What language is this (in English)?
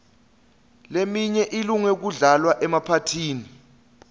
Swati